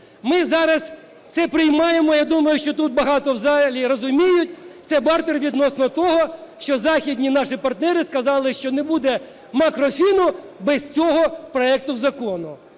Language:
Ukrainian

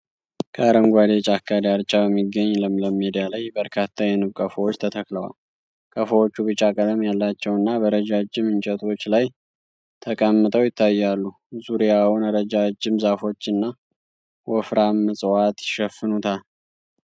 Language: Amharic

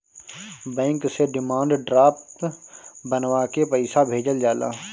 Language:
Bhojpuri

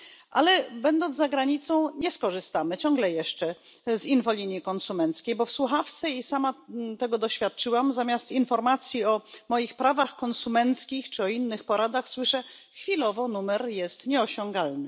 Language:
Polish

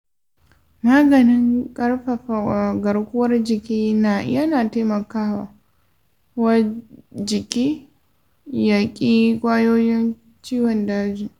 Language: Hausa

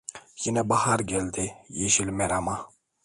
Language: Turkish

